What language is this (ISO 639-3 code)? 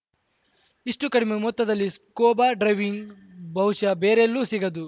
kan